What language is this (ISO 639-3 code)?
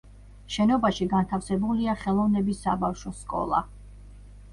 kat